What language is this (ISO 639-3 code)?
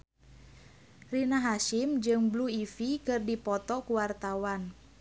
sun